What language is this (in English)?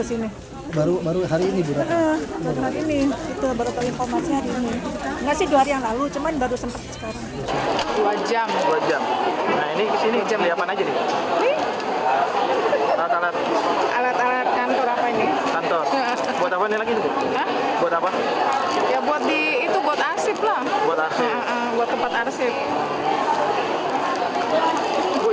Indonesian